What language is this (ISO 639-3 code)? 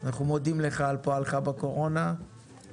heb